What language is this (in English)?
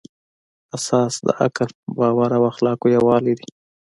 Pashto